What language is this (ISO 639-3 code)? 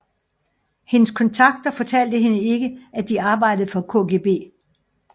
dan